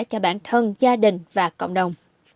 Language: Vietnamese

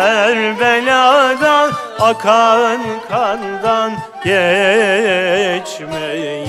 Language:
Turkish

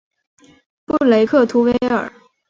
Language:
Chinese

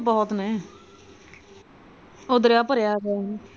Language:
Punjabi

